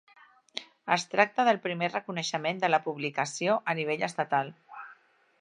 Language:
Catalan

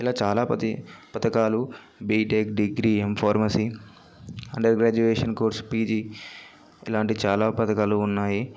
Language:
Telugu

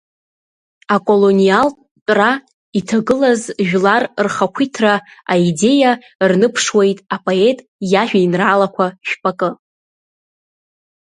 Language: Abkhazian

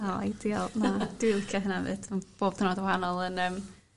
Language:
Welsh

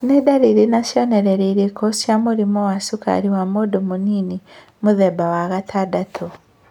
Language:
Kikuyu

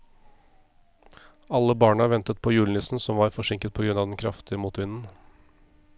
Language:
Norwegian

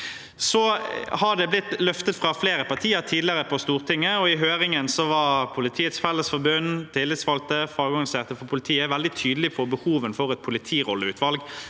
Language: Norwegian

